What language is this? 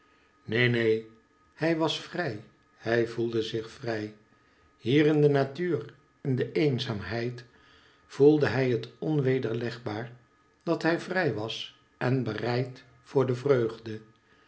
Dutch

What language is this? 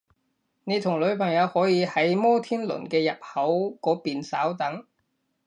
Cantonese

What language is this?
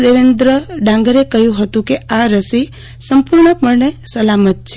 Gujarati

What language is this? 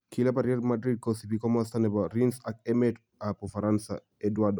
Kalenjin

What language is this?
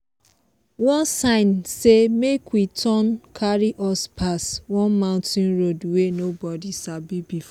Nigerian Pidgin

